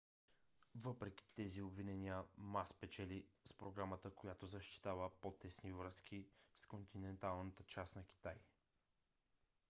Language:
Bulgarian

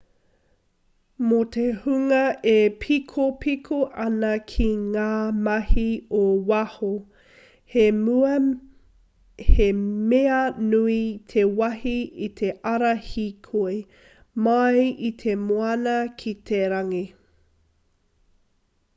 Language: Māori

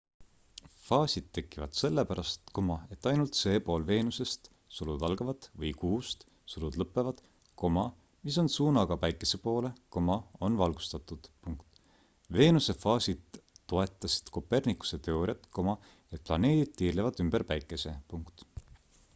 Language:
Estonian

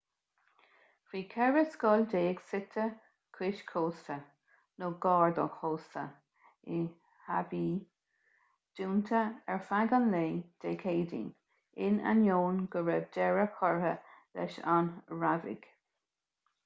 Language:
Irish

